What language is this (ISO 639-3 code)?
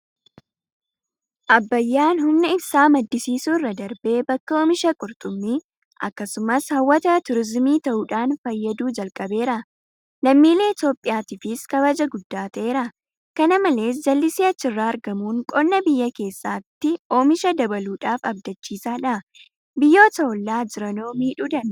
orm